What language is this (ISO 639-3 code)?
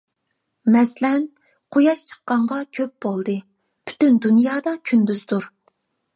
uig